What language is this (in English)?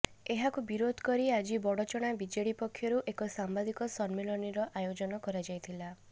Odia